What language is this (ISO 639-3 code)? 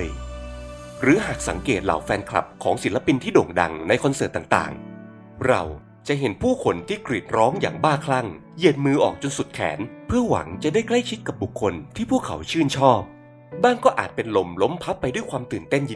tha